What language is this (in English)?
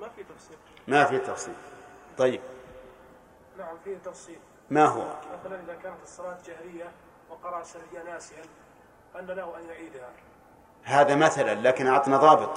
Arabic